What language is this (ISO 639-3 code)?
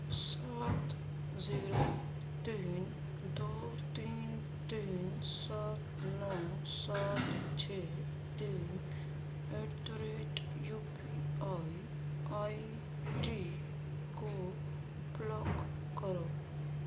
urd